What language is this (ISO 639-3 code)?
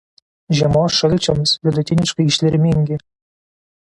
lit